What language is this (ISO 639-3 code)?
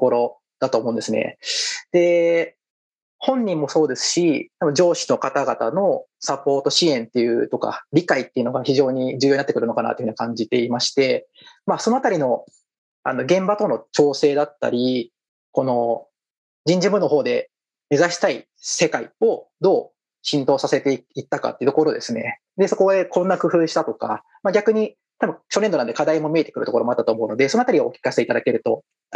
jpn